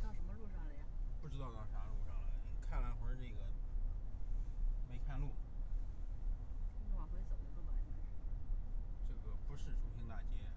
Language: Chinese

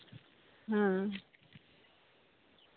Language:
Santali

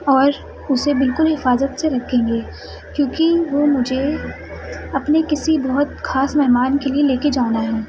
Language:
Urdu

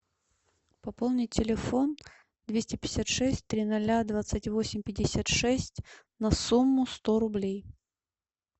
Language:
Russian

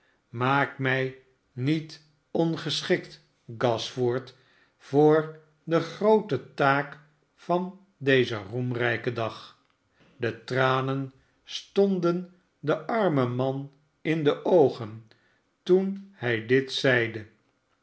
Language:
Dutch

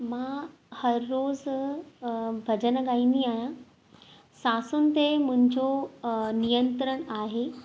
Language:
Sindhi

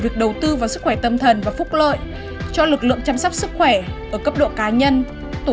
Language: Vietnamese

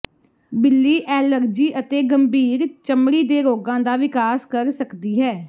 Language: Punjabi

